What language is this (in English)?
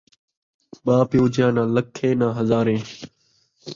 Saraiki